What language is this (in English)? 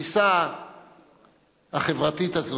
Hebrew